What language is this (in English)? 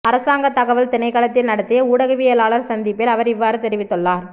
Tamil